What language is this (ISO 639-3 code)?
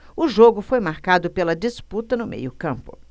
por